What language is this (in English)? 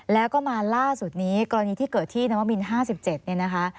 Thai